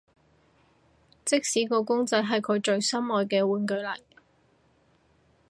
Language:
Cantonese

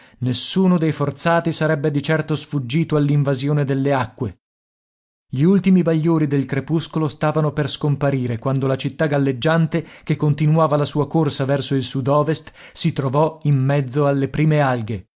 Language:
Italian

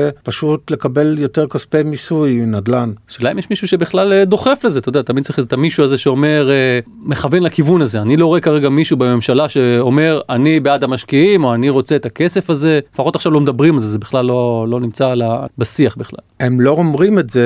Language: Hebrew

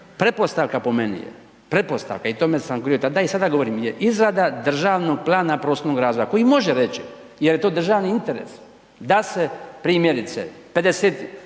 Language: Croatian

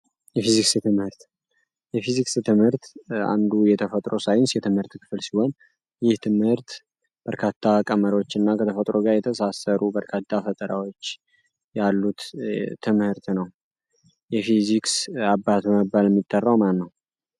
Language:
Amharic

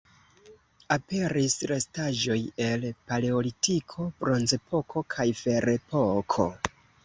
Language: Esperanto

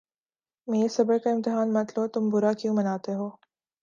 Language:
Urdu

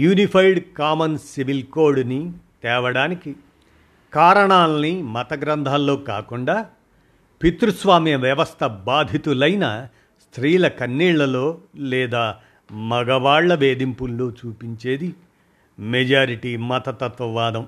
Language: Telugu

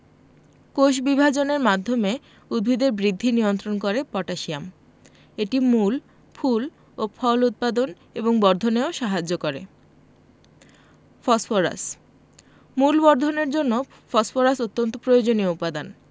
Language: Bangla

